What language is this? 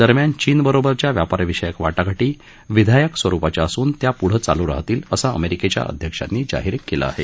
Marathi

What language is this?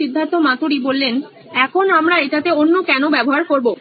Bangla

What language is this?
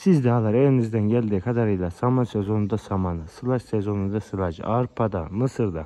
Turkish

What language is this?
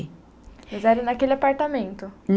Portuguese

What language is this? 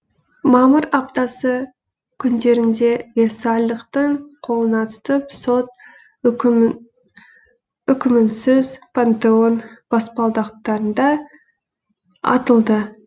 Kazakh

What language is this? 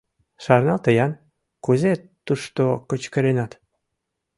Mari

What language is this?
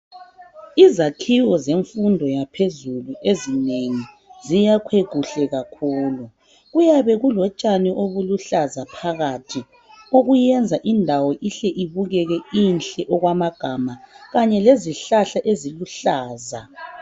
North Ndebele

